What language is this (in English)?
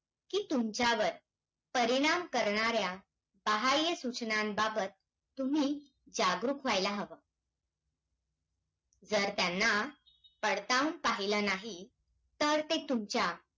Marathi